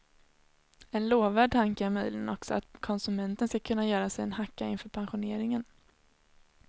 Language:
Swedish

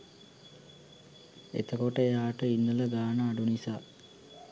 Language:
Sinhala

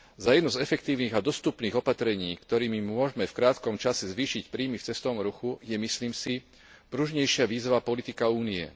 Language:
Slovak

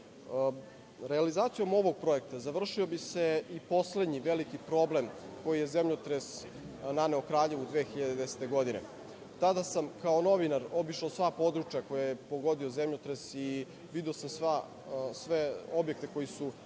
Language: Serbian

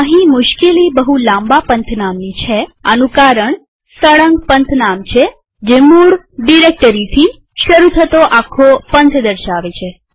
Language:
Gujarati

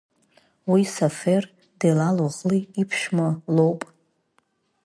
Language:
Abkhazian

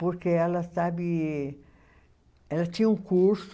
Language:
Portuguese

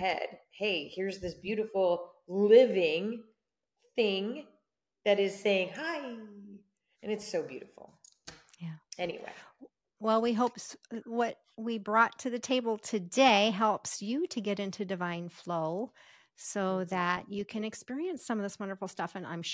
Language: English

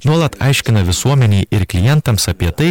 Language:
Lithuanian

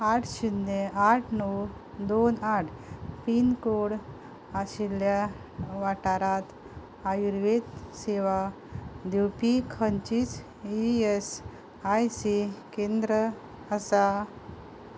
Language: Konkani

